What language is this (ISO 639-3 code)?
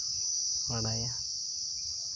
sat